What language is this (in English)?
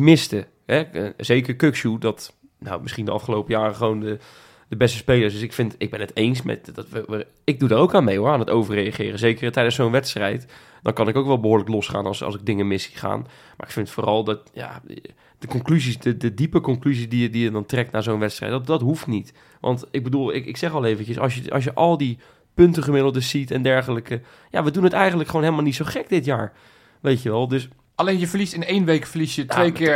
Dutch